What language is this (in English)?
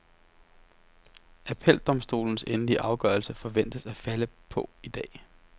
Danish